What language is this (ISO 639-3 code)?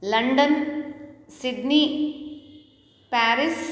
san